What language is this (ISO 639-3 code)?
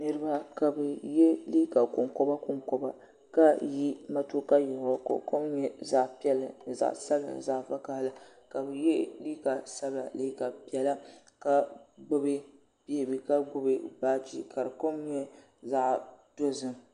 dag